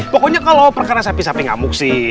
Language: Indonesian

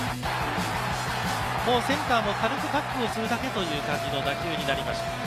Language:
Japanese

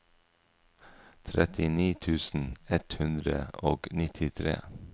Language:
Norwegian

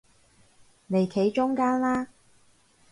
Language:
Cantonese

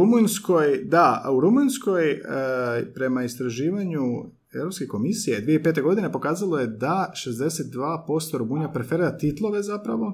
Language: Croatian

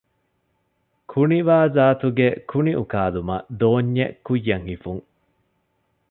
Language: Divehi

